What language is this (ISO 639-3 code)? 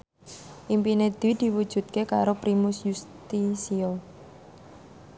jav